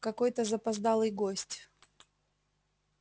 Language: Russian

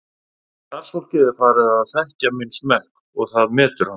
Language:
Icelandic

